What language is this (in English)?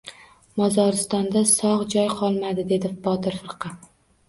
Uzbek